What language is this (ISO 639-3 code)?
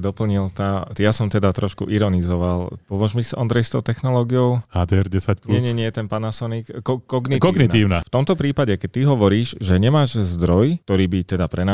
slk